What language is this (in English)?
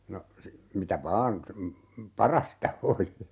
Finnish